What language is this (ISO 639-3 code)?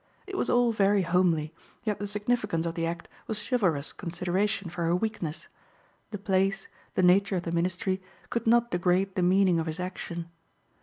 eng